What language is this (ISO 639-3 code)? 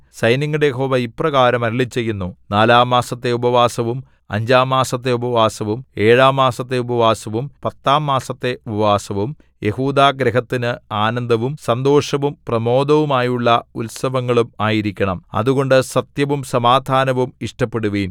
mal